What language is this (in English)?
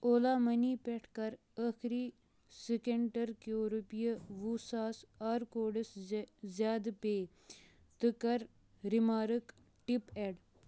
Kashmiri